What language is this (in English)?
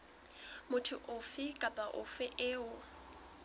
Southern Sotho